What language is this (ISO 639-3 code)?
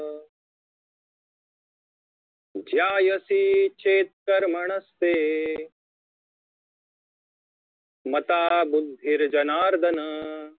mar